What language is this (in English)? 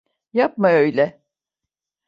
Turkish